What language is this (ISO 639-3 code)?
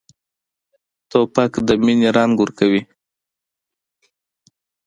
pus